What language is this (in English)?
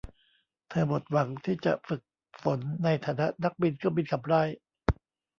Thai